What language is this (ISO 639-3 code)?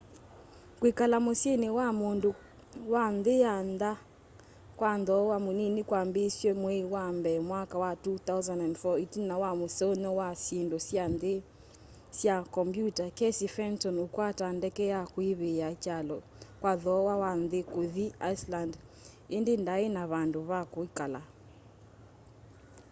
kam